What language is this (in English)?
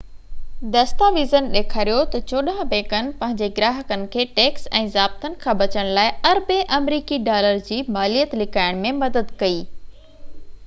Sindhi